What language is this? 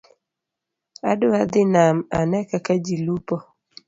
Luo (Kenya and Tanzania)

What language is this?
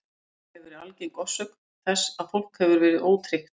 Icelandic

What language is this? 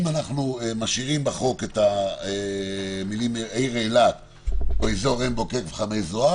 Hebrew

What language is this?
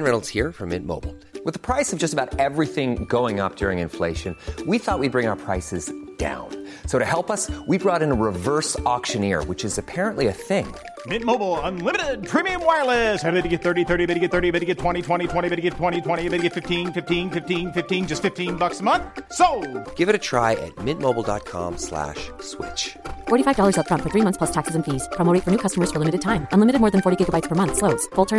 Filipino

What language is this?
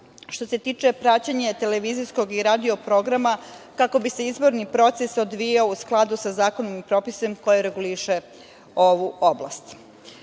Serbian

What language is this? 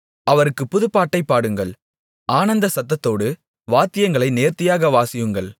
Tamil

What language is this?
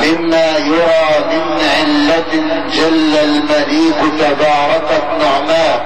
Arabic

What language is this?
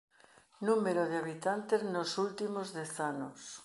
Galician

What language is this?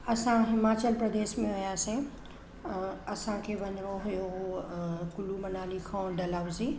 Sindhi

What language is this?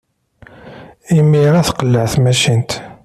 Kabyle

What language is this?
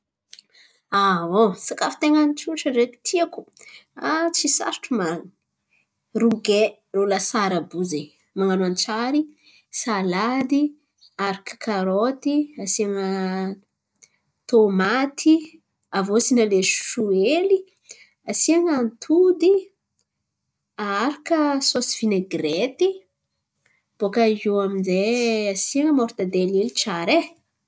Antankarana Malagasy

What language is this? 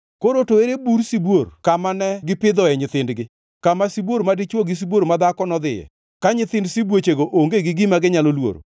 Luo (Kenya and Tanzania)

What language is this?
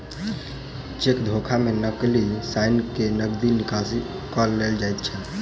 Maithili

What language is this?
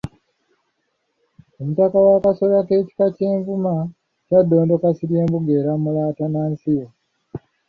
Ganda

